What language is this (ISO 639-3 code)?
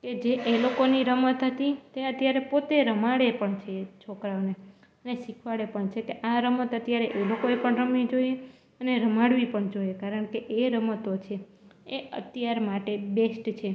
guj